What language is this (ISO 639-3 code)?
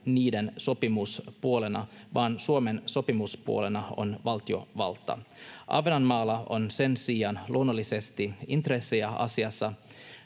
fin